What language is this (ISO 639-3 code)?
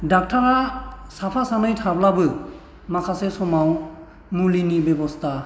brx